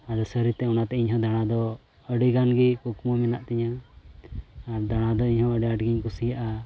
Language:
Santali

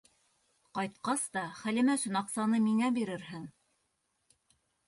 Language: Bashkir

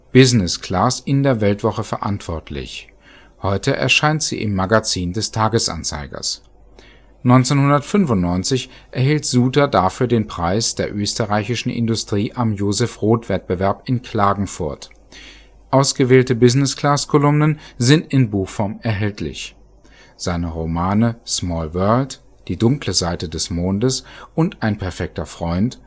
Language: German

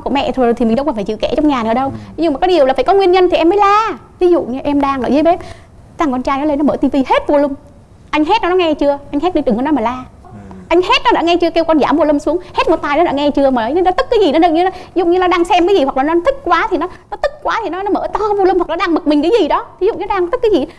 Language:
Vietnamese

